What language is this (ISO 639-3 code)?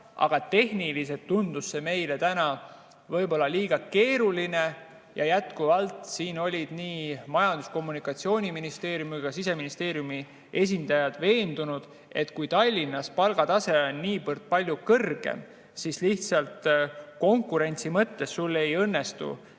est